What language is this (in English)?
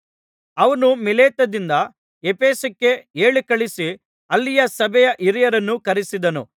Kannada